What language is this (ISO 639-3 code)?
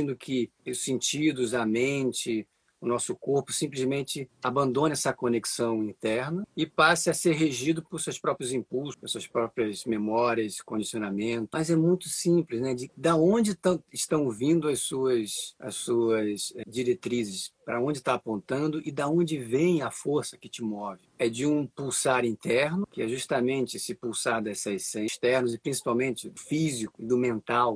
por